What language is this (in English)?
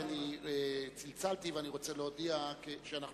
Hebrew